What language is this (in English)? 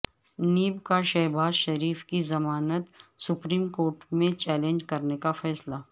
Urdu